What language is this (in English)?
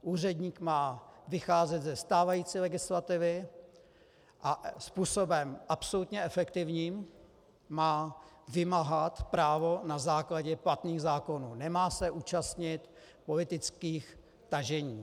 Czech